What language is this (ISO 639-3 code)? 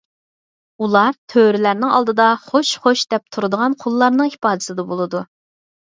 uig